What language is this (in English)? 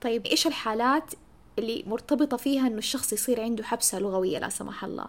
Arabic